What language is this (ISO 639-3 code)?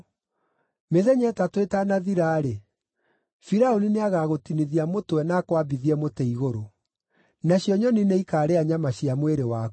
kik